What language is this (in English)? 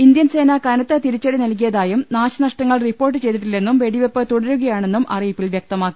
Malayalam